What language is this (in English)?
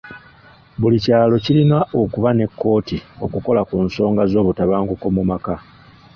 Ganda